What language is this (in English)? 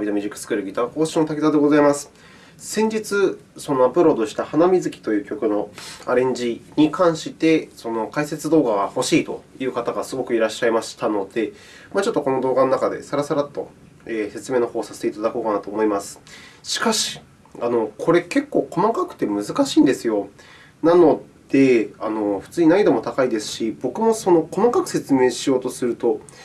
Japanese